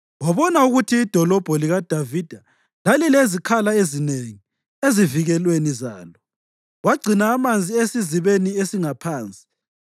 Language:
North Ndebele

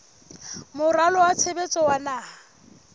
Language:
Southern Sotho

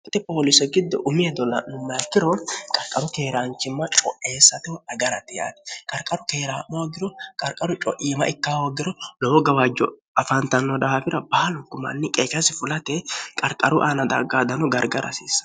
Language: Sidamo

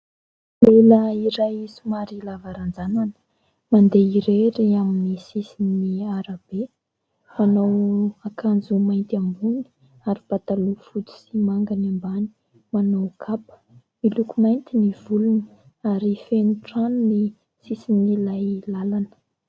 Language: Malagasy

